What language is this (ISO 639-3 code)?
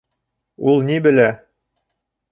bak